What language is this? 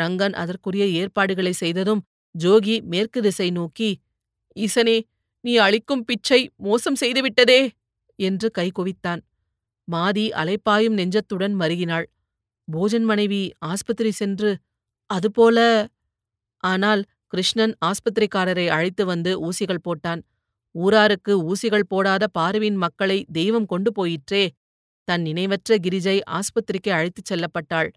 Tamil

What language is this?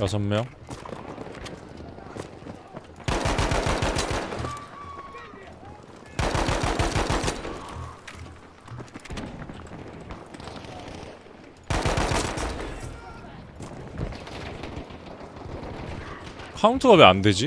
Korean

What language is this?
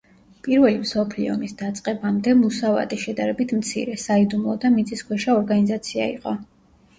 Georgian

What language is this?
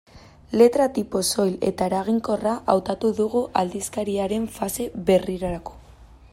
Basque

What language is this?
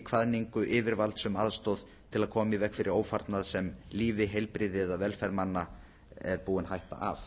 Icelandic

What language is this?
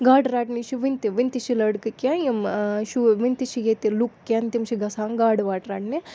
Kashmiri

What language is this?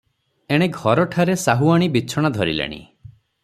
Odia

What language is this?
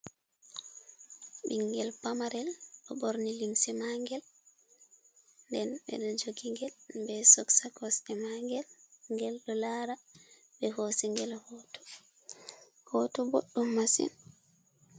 Fula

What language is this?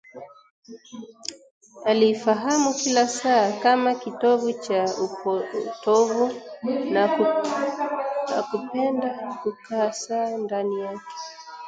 Swahili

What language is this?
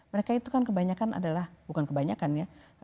Indonesian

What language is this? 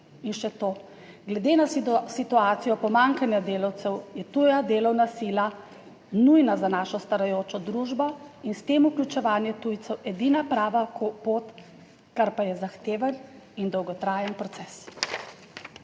Slovenian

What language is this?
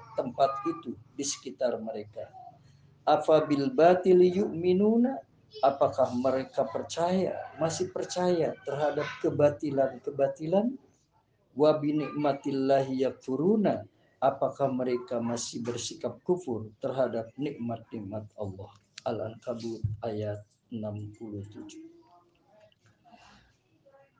Indonesian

